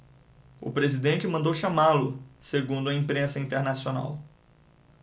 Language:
Portuguese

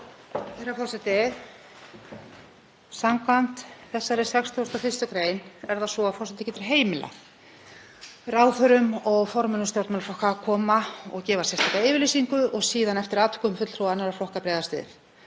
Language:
Icelandic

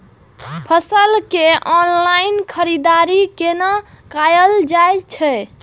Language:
Maithili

